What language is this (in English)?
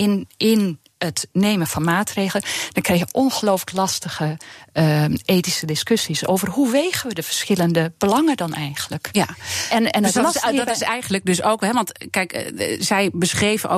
Dutch